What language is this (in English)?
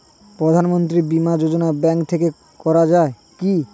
Bangla